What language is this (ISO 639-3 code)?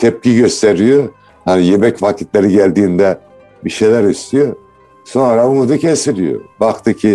tur